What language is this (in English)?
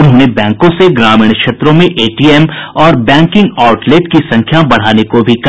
Hindi